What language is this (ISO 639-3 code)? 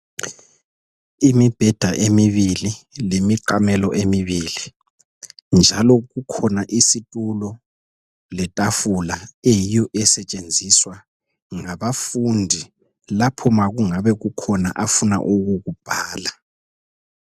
nde